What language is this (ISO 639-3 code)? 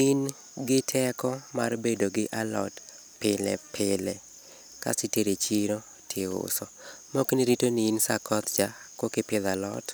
luo